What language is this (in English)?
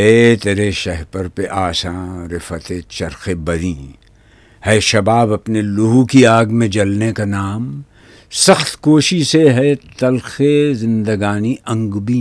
Urdu